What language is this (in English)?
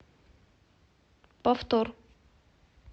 Russian